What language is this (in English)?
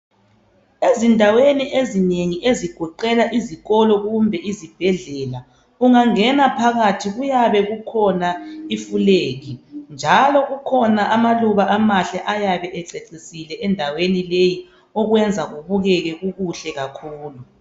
North Ndebele